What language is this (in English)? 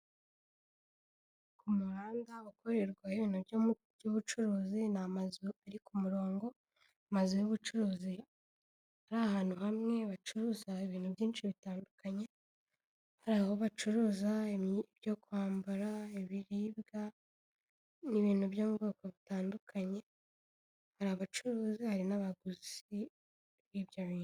Kinyarwanda